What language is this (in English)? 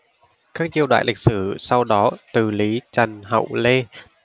Vietnamese